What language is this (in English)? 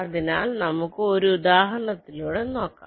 Malayalam